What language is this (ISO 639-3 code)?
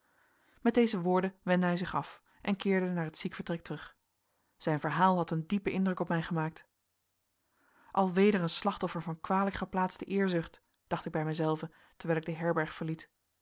nld